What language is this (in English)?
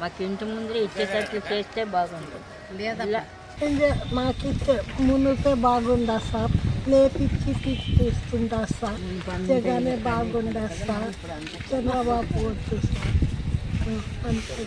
Telugu